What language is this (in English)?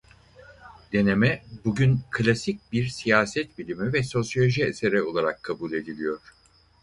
Turkish